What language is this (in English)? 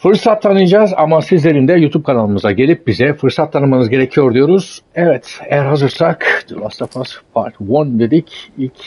Turkish